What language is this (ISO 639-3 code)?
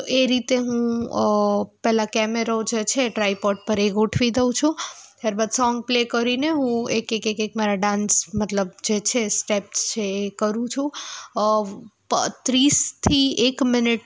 guj